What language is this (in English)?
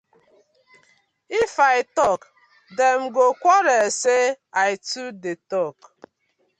Nigerian Pidgin